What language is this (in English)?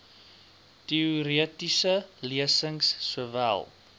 Afrikaans